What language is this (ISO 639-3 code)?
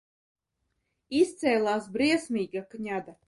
lav